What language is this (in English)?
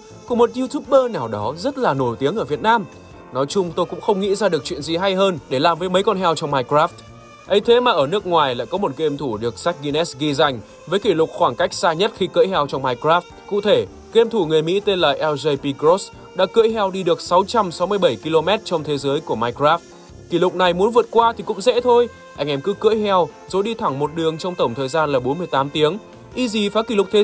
Vietnamese